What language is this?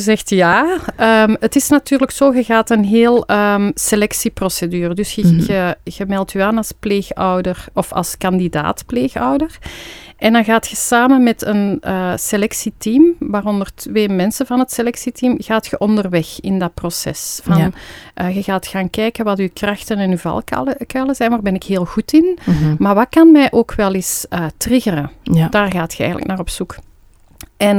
Dutch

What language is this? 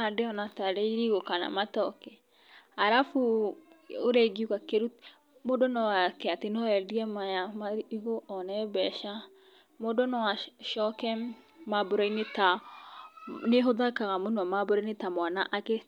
Kikuyu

